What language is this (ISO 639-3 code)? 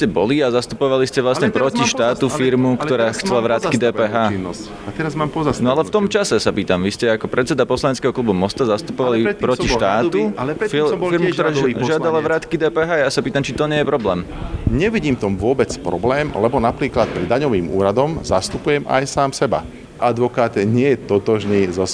slk